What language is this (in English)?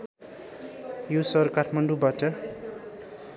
Nepali